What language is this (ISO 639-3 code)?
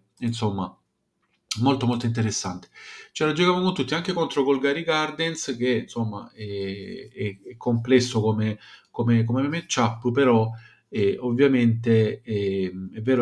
ita